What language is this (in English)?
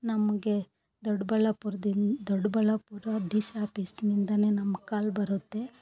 Kannada